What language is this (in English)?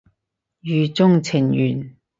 Cantonese